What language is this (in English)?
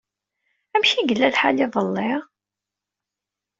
Kabyle